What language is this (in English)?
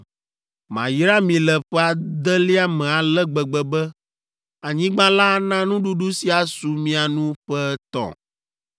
Ewe